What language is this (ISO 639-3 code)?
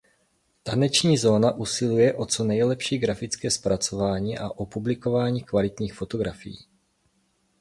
ces